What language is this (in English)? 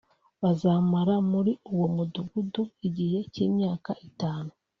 Kinyarwanda